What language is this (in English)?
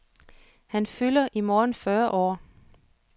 Danish